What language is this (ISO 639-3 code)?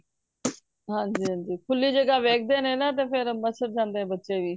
pan